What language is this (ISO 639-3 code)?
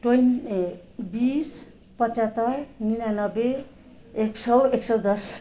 nep